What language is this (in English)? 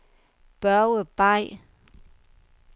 Danish